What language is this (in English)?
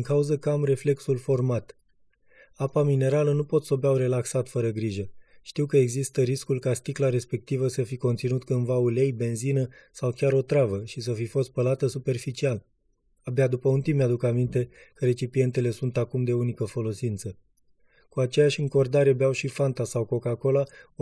Romanian